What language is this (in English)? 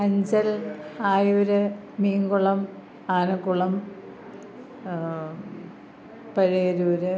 Malayalam